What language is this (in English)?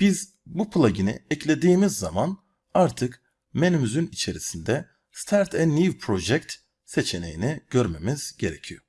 Turkish